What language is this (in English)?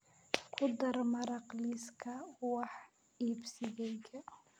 Somali